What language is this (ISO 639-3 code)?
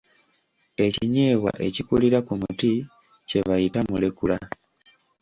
lug